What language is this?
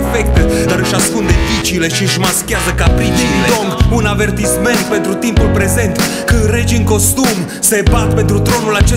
Romanian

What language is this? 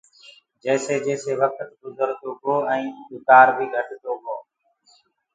Gurgula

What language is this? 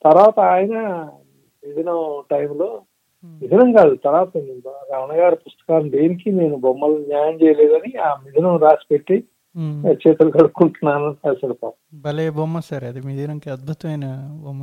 Telugu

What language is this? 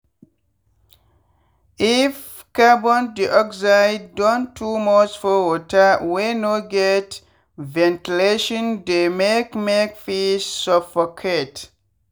Nigerian Pidgin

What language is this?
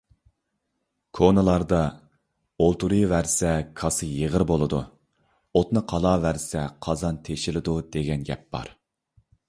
Uyghur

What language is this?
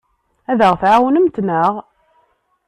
Kabyle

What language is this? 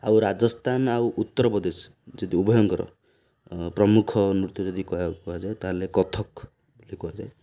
Odia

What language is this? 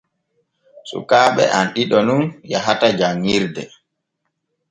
Borgu Fulfulde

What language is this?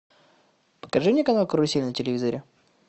Russian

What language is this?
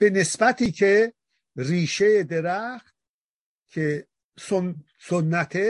Persian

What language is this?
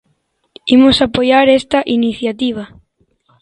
Galician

